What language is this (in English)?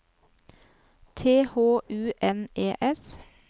Norwegian